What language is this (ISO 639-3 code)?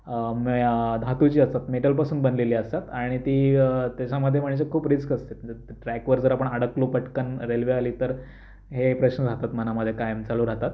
mar